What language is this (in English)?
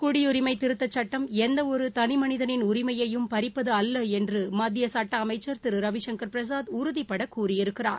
Tamil